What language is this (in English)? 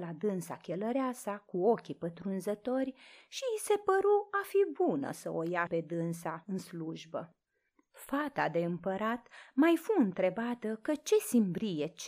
Romanian